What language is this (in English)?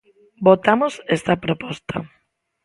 Galician